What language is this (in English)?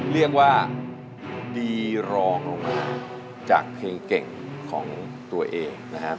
Thai